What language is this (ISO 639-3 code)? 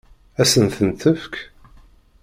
kab